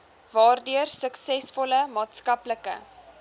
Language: Afrikaans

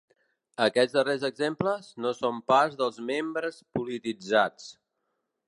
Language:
Catalan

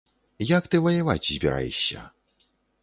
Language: Belarusian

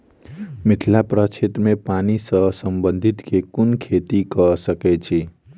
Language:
Maithili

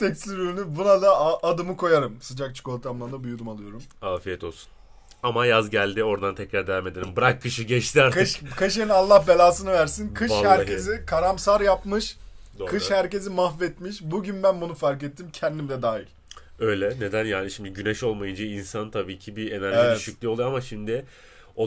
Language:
Turkish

